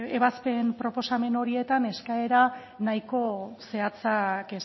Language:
Basque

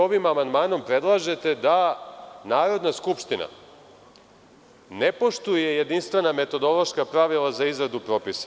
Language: Serbian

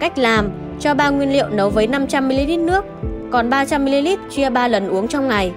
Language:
Vietnamese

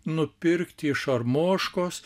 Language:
Lithuanian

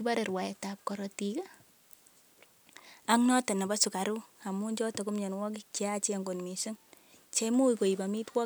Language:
Kalenjin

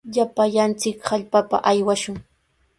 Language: Sihuas Ancash Quechua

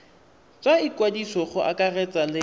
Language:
Tswana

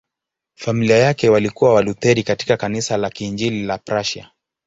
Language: Swahili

